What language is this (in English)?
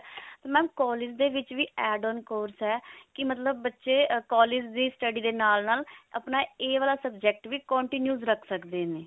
Punjabi